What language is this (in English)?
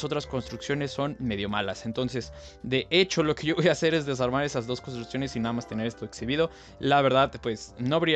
Spanish